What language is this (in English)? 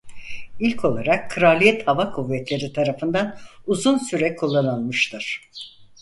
Turkish